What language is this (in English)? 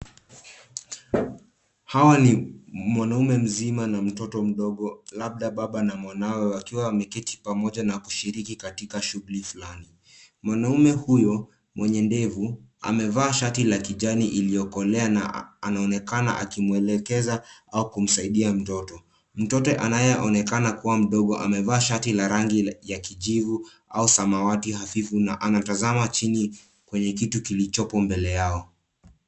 Swahili